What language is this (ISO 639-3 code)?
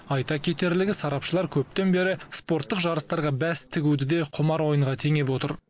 kaz